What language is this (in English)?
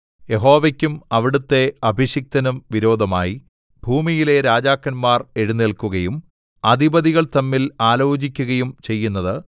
Malayalam